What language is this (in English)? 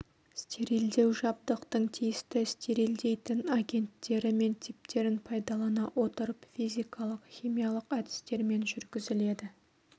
Kazakh